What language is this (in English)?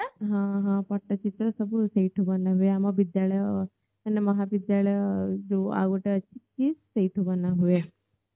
Odia